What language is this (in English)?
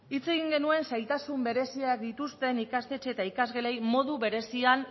Basque